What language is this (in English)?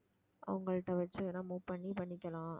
Tamil